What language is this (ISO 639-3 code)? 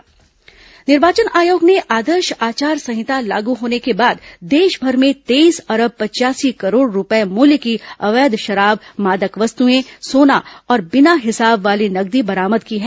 hin